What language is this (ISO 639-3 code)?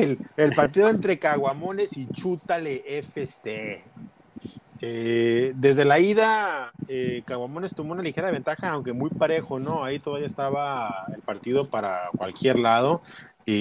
spa